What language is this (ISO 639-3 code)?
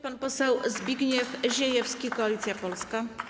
pol